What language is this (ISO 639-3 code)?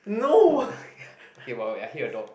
eng